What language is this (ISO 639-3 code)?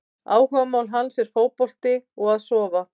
isl